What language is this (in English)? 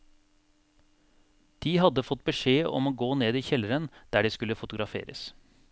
Norwegian